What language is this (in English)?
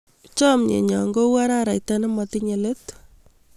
Kalenjin